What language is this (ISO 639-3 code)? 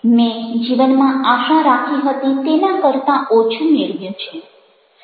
guj